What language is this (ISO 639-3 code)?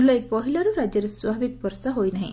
ori